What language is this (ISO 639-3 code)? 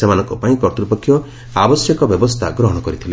ori